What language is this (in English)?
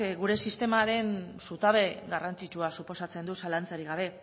Basque